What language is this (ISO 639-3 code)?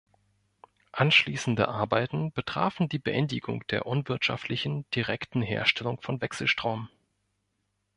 deu